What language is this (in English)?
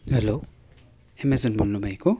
Nepali